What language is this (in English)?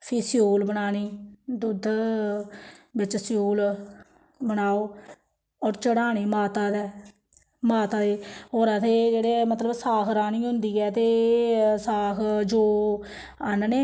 Dogri